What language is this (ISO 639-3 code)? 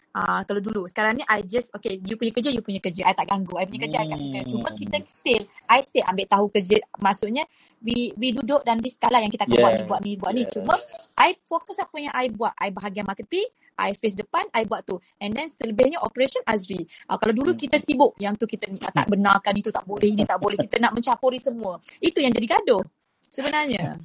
msa